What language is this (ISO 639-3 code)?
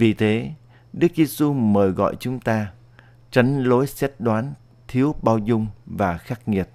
vie